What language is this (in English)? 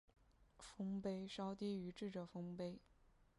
Chinese